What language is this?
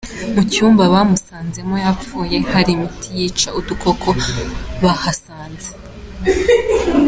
Kinyarwanda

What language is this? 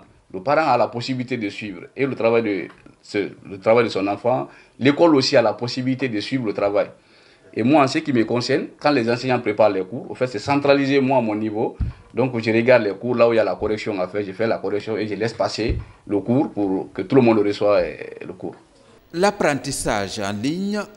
French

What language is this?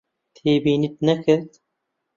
Central Kurdish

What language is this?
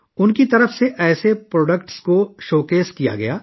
Urdu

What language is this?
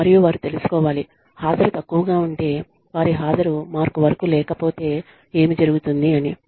Telugu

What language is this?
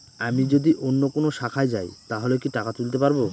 Bangla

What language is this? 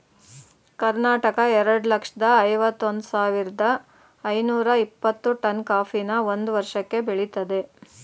Kannada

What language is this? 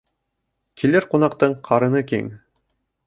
Bashkir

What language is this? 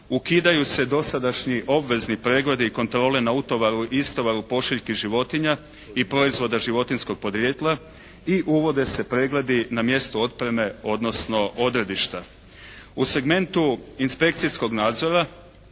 Croatian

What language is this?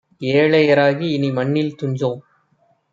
Tamil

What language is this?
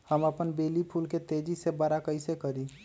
Magahi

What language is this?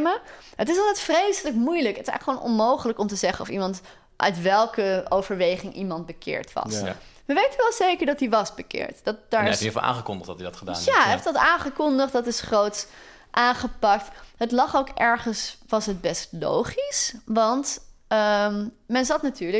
Dutch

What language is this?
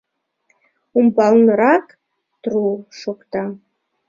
Mari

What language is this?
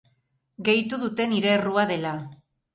Basque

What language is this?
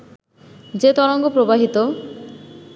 Bangla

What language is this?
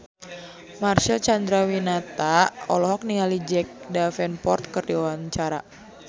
Sundanese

